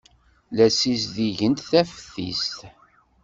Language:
Kabyle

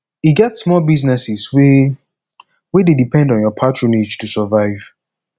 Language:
Nigerian Pidgin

